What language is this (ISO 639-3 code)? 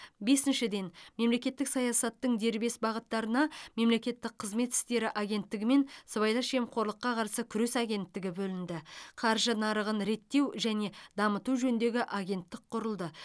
kaz